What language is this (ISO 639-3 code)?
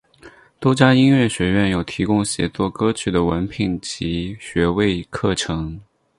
zho